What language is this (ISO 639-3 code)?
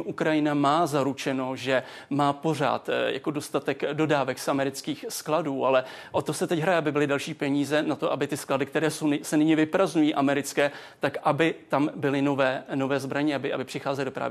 ces